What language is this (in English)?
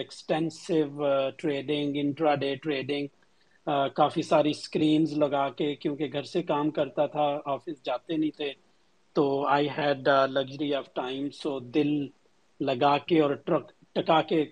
Urdu